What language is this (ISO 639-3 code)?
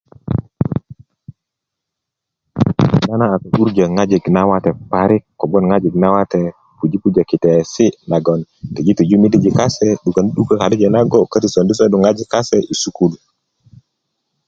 ukv